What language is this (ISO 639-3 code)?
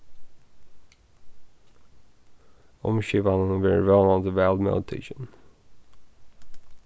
fao